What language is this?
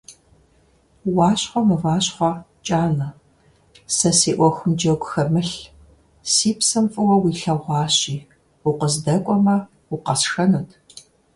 Kabardian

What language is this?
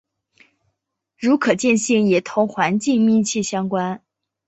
Chinese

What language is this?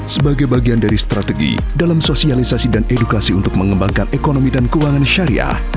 Indonesian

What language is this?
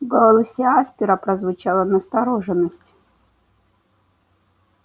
Russian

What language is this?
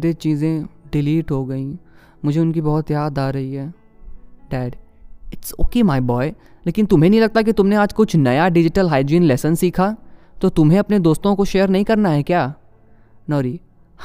Hindi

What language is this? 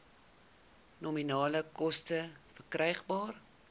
Afrikaans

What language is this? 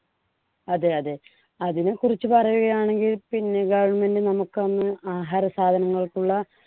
Malayalam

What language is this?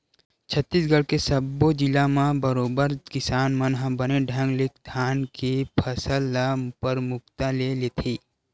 Chhattisgarhi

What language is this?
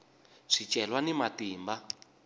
Tsonga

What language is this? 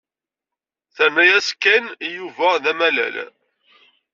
Kabyle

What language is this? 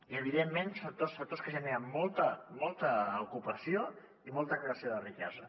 Catalan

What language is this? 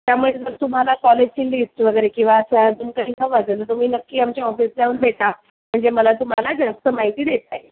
Marathi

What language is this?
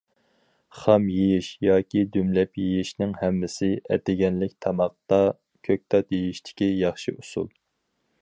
Uyghur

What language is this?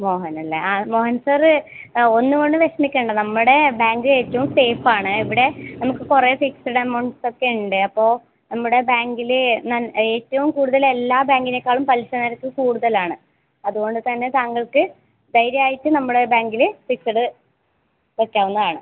Malayalam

